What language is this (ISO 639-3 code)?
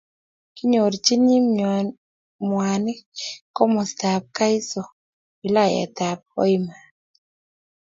kln